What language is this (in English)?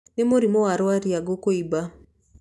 Kikuyu